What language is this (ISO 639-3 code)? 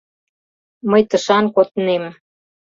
chm